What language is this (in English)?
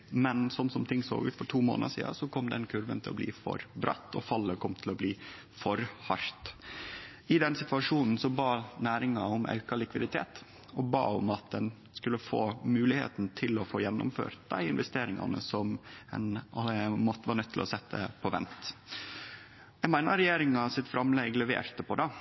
Norwegian Nynorsk